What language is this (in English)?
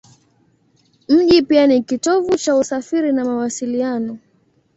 Swahili